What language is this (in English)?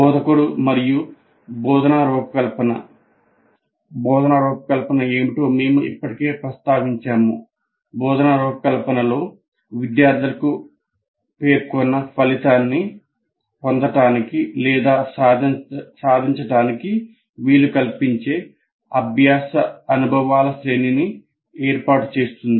Telugu